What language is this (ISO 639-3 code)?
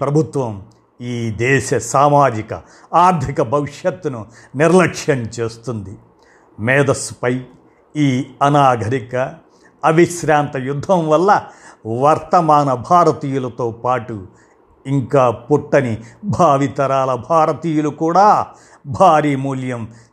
tel